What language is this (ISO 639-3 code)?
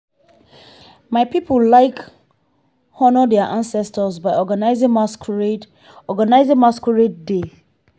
pcm